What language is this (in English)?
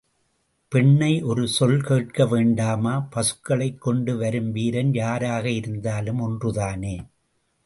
Tamil